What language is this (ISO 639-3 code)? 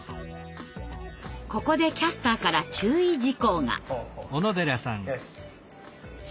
jpn